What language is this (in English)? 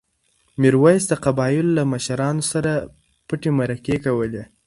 Pashto